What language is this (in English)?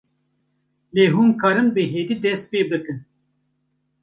Kurdish